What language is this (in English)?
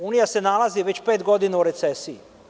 Serbian